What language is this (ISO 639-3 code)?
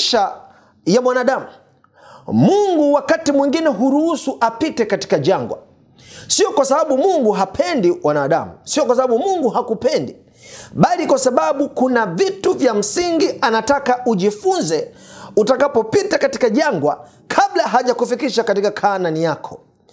swa